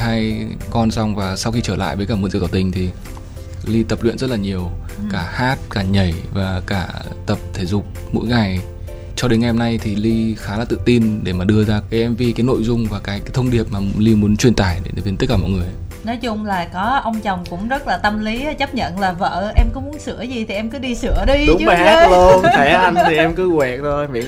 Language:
Vietnamese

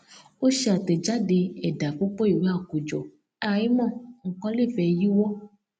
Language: Yoruba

